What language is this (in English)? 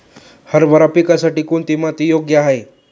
Marathi